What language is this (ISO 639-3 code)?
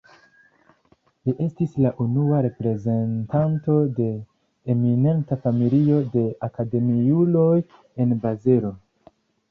epo